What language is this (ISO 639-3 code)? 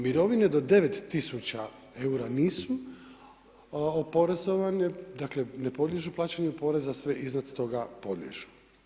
hrv